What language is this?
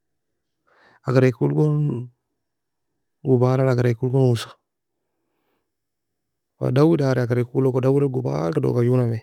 Nobiin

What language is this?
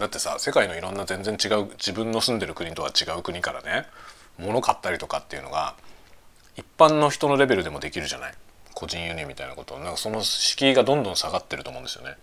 Japanese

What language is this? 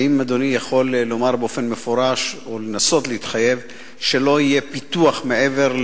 Hebrew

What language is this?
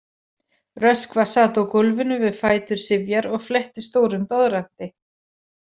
Icelandic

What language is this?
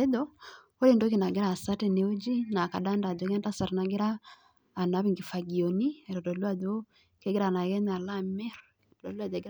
Masai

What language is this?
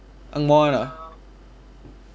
English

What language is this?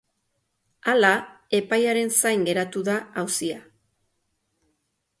Basque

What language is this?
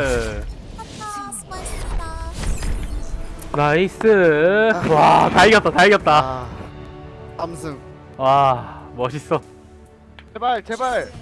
Korean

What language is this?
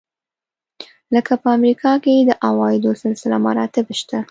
Pashto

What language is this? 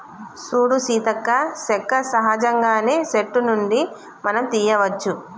Telugu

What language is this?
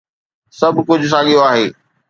Sindhi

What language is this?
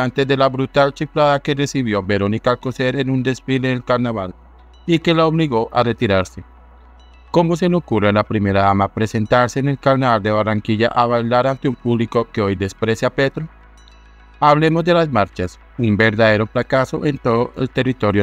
Spanish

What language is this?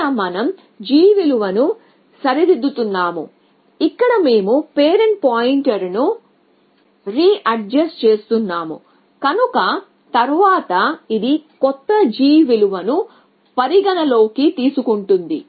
Telugu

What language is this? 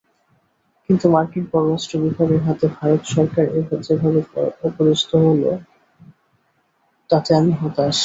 Bangla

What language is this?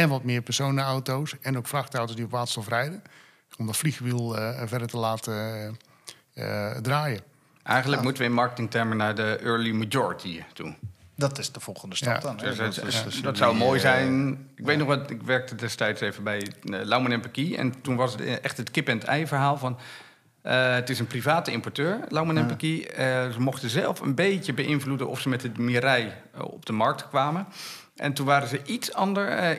Dutch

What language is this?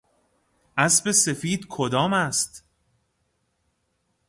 Persian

